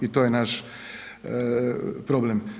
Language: Croatian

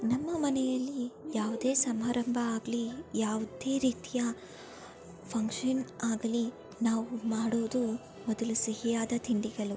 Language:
Kannada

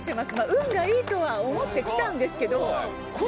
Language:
Japanese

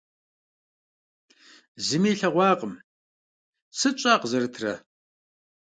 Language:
Kabardian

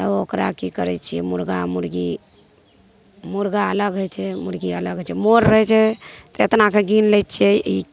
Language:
Maithili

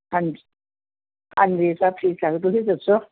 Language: Punjabi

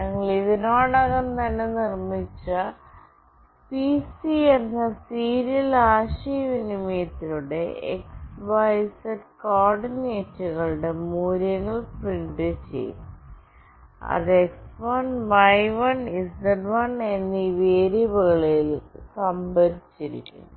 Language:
Malayalam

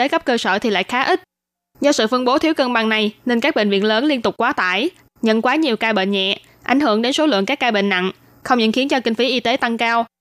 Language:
Vietnamese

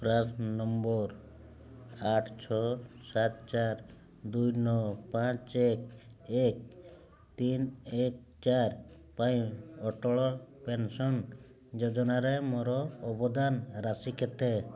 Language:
Odia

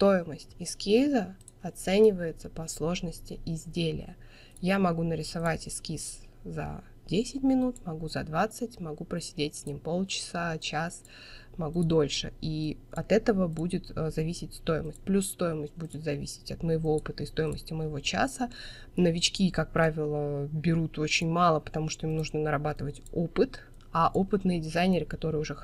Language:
Russian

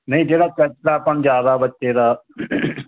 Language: Punjabi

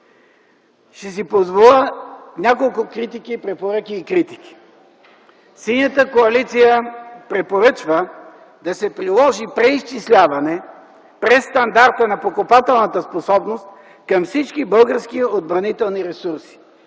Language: Bulgarian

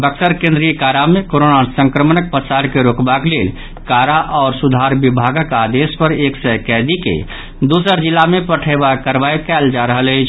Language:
Maithili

